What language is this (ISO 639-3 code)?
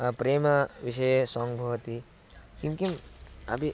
san